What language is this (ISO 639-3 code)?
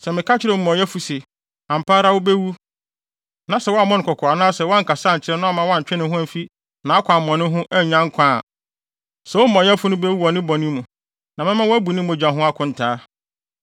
aka